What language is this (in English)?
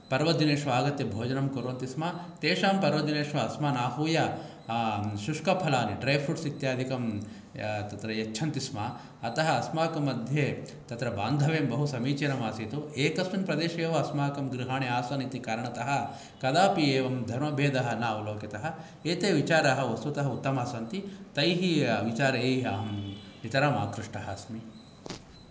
Sanskrit